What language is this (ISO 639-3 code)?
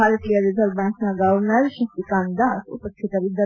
kan